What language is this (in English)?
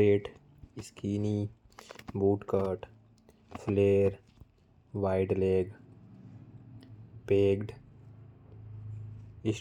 Korwa